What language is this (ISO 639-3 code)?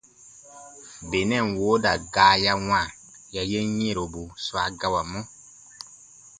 bba